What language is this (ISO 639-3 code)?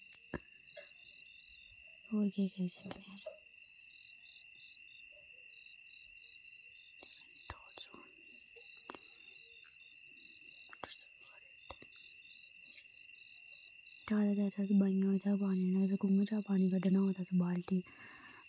doi